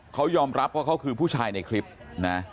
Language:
Thai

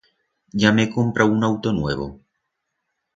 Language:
Aragonese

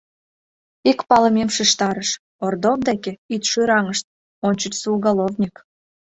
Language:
Mari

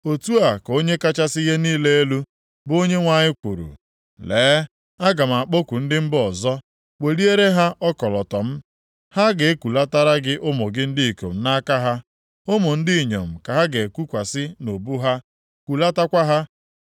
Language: Igbo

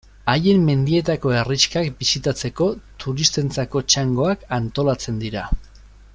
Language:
Basque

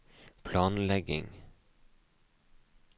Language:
Norwegian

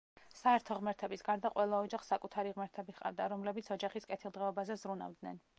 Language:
Georgian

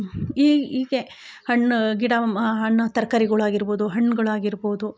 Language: Kannada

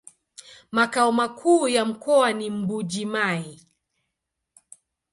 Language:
Swahili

